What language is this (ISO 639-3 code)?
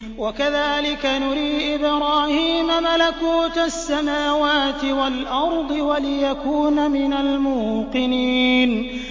ara